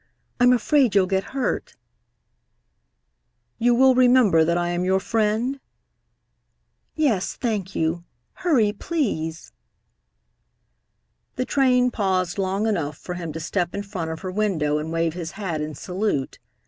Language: English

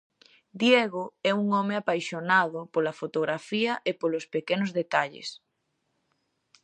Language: Galician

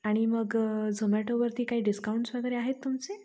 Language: Marathi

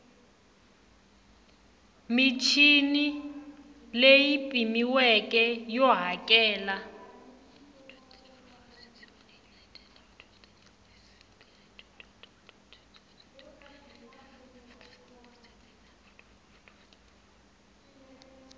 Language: Tsonga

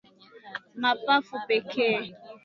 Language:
Swahili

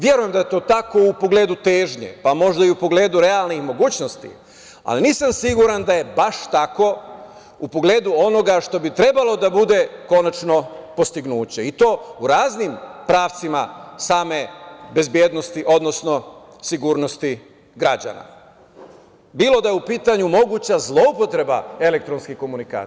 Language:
Serbian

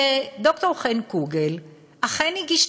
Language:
Hebrew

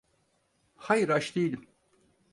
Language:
Turkish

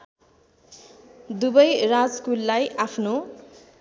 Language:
Nepali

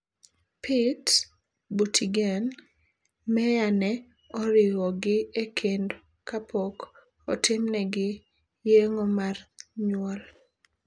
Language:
Luo (Kenya and Tanzania)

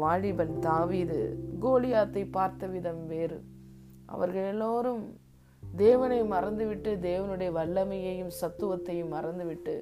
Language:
Tamil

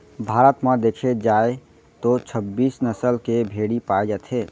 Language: Chhattisgarhi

